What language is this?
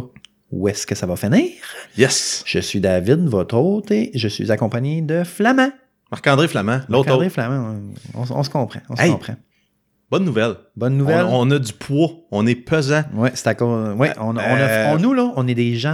French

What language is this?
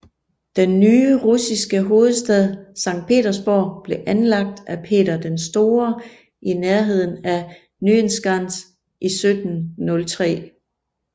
Danish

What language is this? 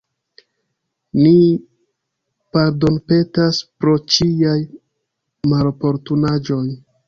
Esperanto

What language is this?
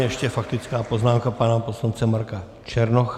Czech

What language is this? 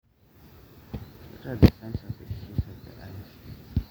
Masai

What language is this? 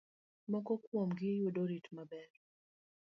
Luo (Kenya and Tanzania)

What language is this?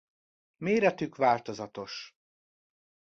Hungarian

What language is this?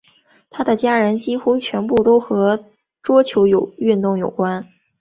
Chinese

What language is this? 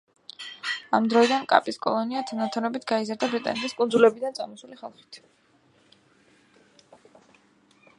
Georgian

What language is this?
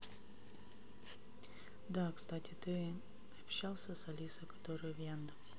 Russian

